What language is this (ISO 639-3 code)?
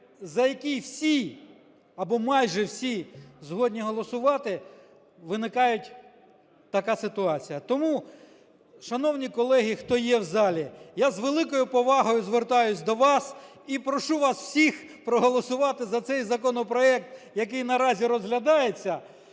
ukr